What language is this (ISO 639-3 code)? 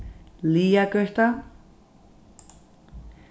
fao